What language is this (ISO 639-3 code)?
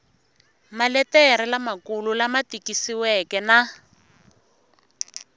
tso